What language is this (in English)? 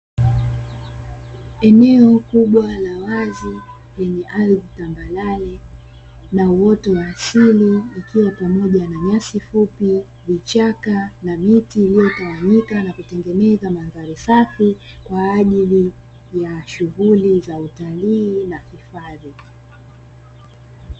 Swahili